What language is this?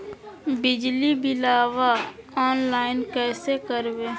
Magahi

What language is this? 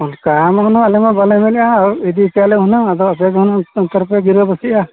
Santali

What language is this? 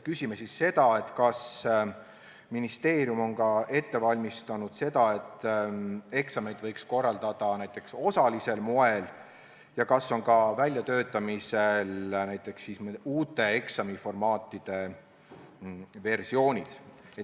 Estonian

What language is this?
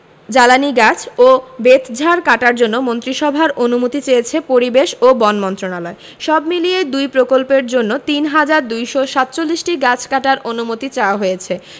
Bangla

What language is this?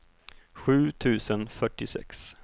Swedish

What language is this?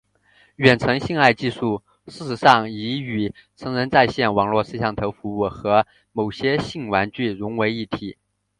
Chinese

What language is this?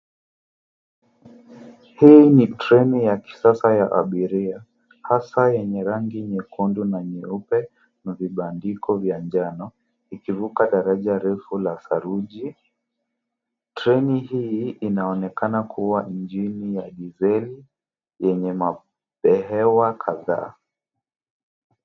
Swahili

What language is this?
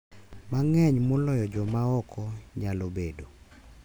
Luo (Kenya and Tanzania)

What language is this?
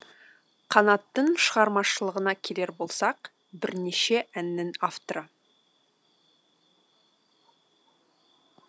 Kazakh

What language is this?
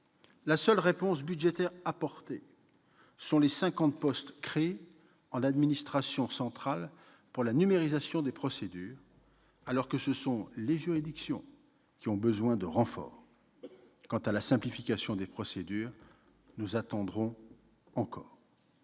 French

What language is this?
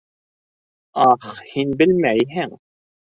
Bashkir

